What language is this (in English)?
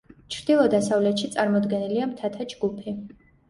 Georgian